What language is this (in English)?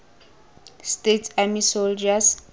Tswana